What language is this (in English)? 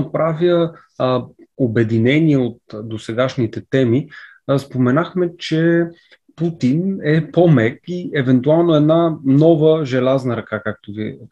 Bulgarian